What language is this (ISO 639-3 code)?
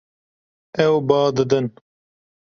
kur